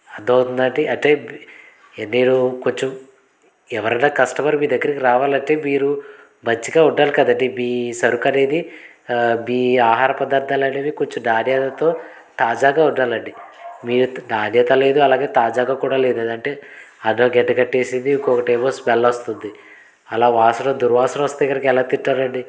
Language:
Telugu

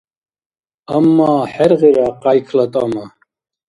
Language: Dargwa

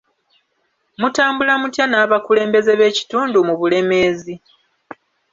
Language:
Ganda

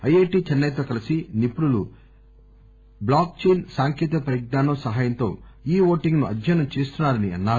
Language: Telugu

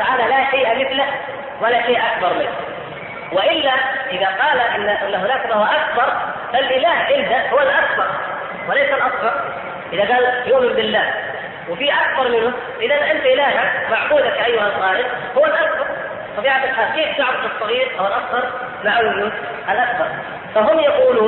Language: Arabic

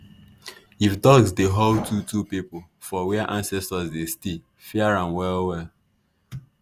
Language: Nigerian Pidgin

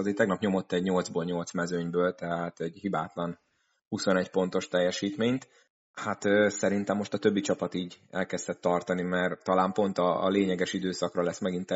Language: Hungarian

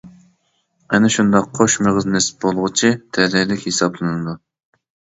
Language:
Uyghur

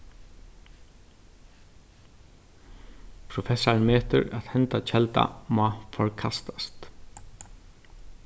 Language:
Faroese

